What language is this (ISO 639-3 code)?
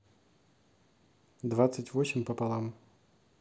rus